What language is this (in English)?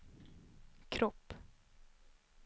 Swedish